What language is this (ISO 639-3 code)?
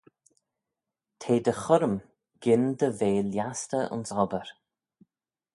glv